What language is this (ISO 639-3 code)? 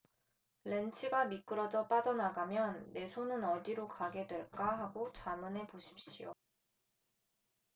kor